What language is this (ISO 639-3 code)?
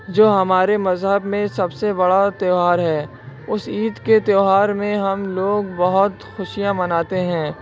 urd